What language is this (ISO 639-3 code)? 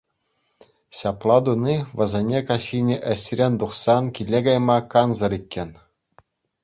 chv